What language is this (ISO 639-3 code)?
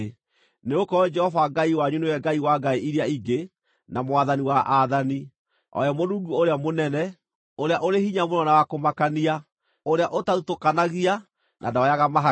kik